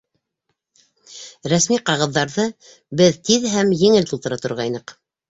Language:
Bashkir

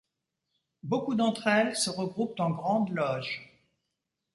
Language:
French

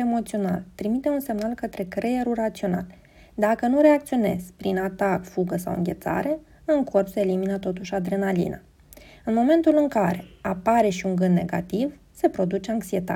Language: Romanian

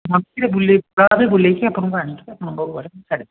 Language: Odia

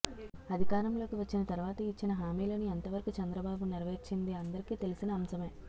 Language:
Telugu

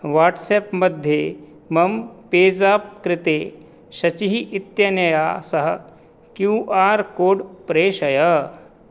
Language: Sanskrit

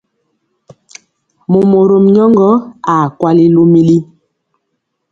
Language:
Mpiemo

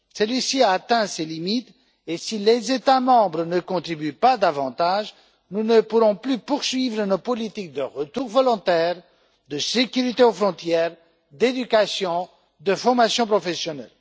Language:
French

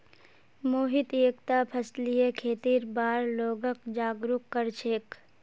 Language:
Magahi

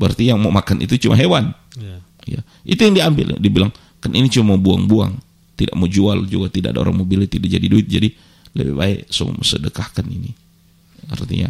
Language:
Indonesian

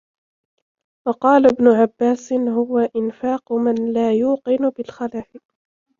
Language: Arabic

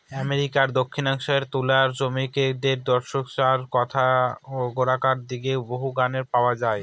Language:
Bangla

